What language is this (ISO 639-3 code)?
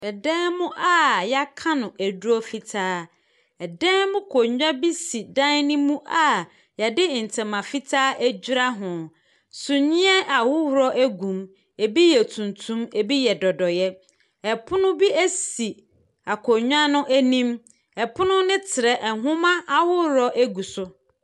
aka